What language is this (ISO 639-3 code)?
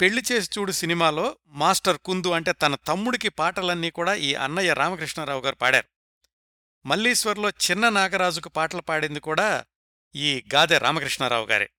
tel